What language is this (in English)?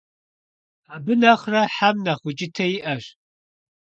Kabardian